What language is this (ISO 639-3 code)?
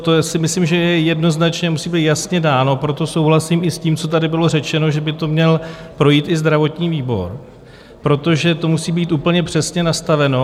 ces